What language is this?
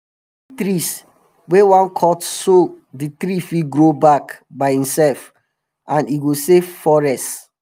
Nigerian Pidgin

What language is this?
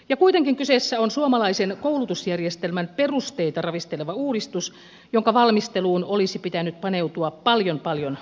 Finnish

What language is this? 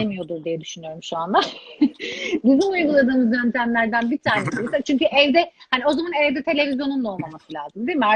Turkish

